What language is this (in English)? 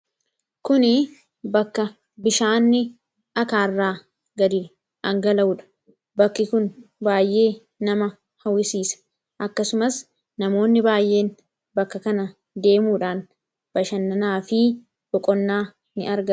Oromo